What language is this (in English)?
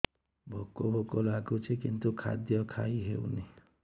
Odia